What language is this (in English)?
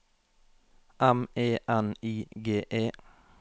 Norwegian